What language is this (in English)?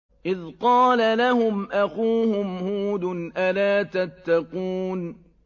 Arabic